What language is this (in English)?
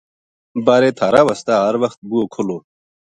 Gujari